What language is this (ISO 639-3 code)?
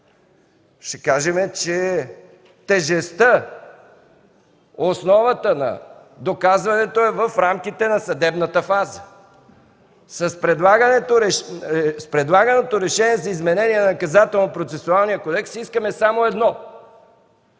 bul